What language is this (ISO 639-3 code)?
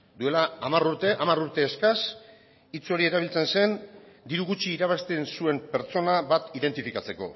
eus